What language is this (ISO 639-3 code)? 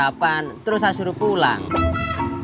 ind